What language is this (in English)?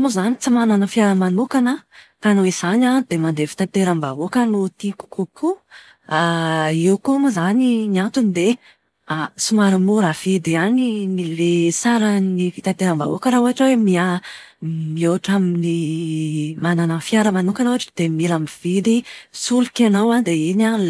Malagasy